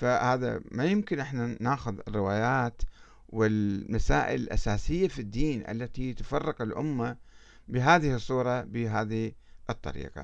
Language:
Arabic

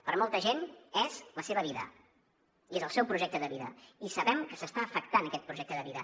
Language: Catalan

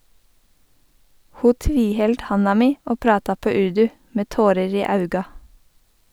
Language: Norwegian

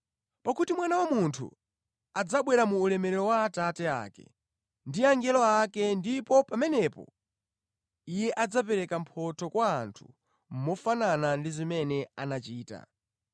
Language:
Nyanja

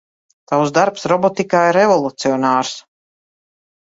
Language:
Latvian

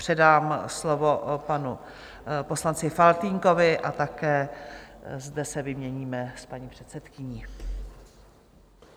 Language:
Czech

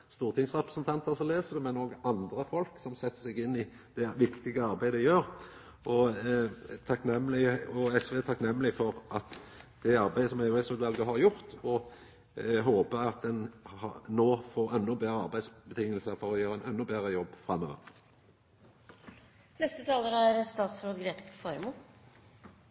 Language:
Norwegian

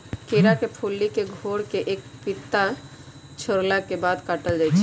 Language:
Magahi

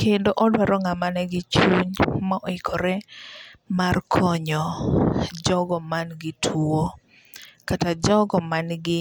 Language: Luo (Kenya and Tanzania)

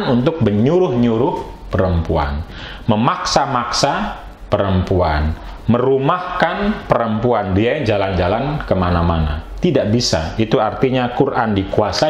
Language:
Indonesian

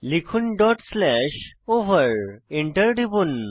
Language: Bangla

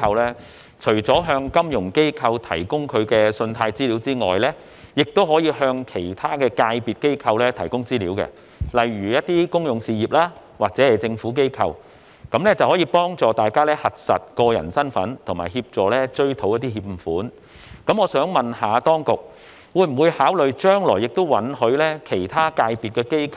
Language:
Cantonese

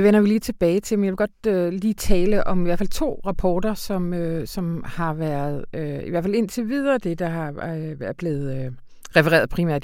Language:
Danish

